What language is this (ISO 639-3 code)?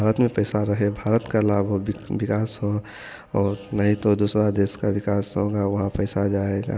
hin